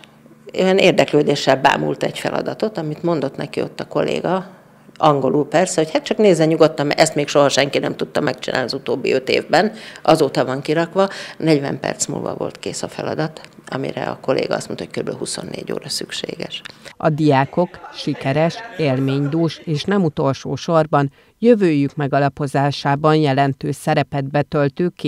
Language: Hungarian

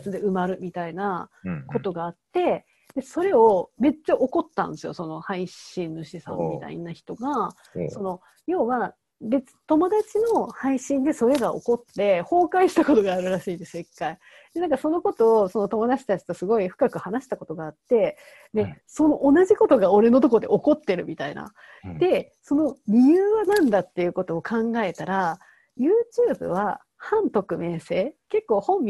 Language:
Japanese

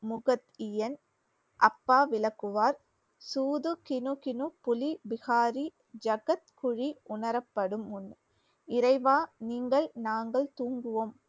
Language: Tamil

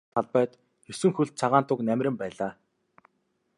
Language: Mongolian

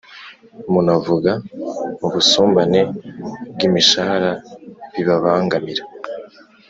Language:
Kinyarwanda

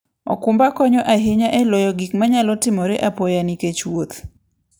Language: Luo (Kenya and Tanzania)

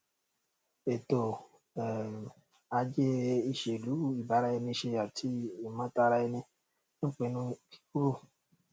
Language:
Yoruba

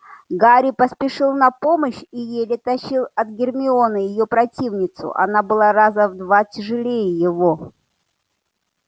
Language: Russian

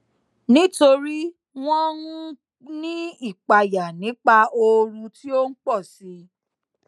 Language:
Yoruba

